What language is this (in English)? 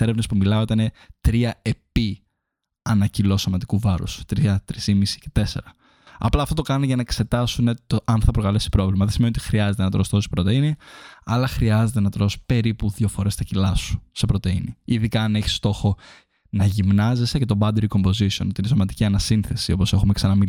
Greek